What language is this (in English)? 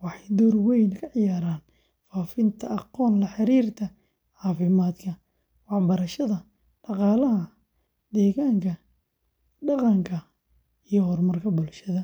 Somali